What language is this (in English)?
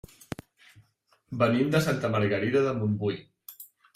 Catalan